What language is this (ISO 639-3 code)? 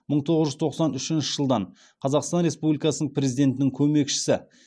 kaz